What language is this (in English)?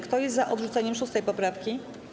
Polish